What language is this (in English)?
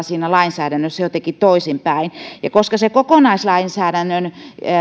Finnish